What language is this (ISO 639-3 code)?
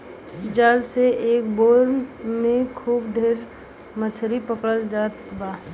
bho